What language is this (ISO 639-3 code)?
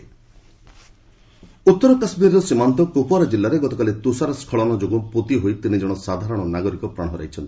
ori